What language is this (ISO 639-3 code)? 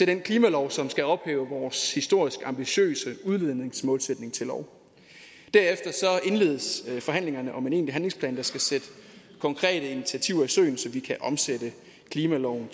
dan